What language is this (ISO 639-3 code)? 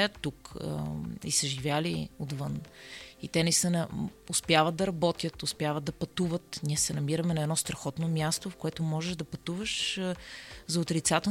bul